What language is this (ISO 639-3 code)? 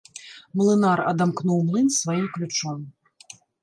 bel